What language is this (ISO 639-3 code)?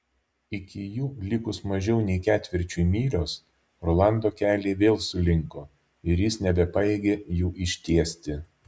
lit